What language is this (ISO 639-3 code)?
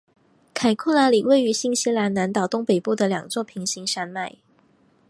zho